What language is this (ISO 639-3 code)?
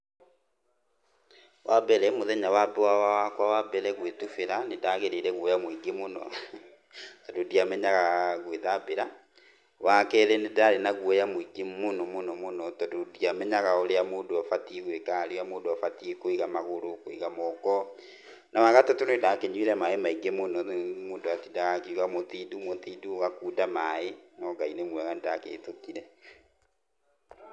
kik